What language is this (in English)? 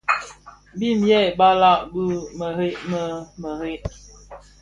Bafia